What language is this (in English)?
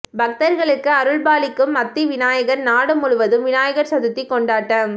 Tamil